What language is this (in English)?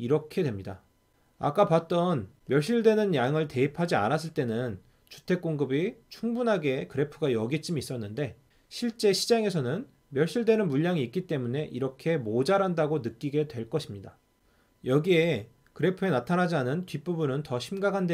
Korean